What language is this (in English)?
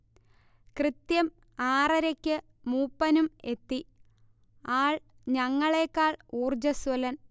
Malayalam